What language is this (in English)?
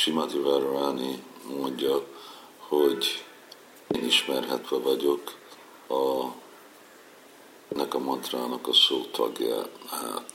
Hungarian